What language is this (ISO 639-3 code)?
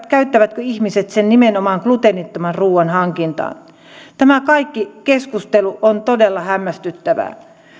fin